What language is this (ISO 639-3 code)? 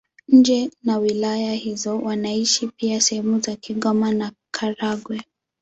swa